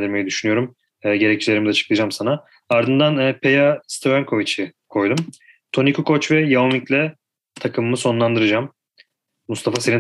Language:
Turkish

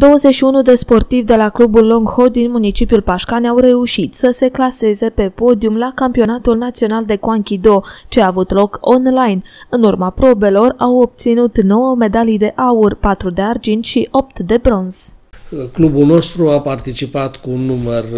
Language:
Romanian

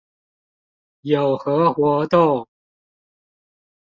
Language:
Chinese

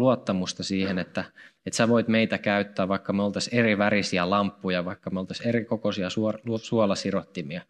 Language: Finnish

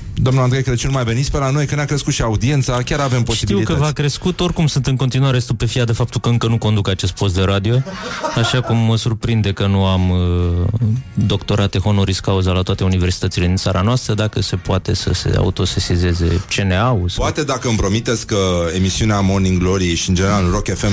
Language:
Romanian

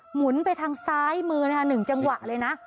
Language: Thai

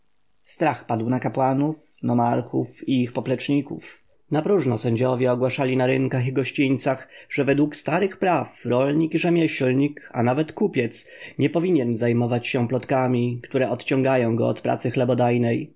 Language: Polish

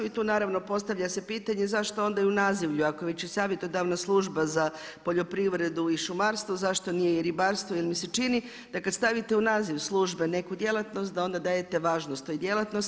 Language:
Croatian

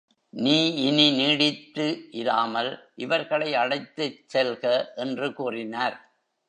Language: Tamil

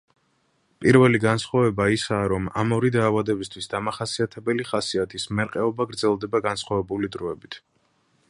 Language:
Georgian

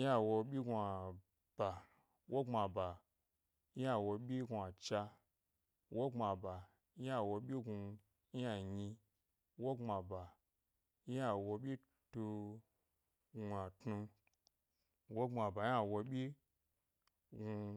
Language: Gbari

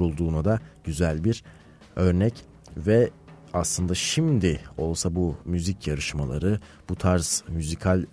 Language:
Turkish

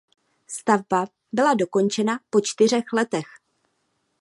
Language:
Czech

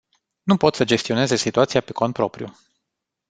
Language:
Romanian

